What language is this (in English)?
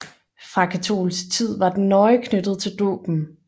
Danish